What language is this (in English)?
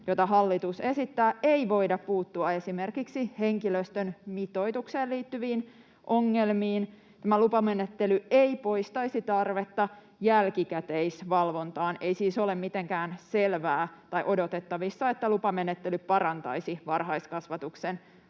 Finnish